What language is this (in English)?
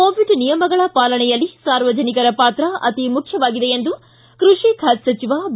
Kannada